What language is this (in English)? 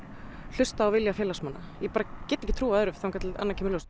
Icelandic